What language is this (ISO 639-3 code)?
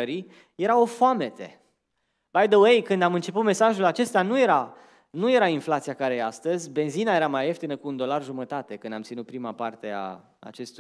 ron